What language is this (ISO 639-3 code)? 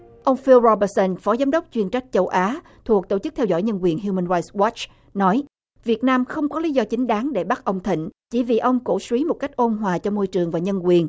vie